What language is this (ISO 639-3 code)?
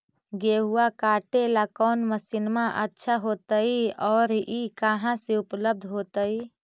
mag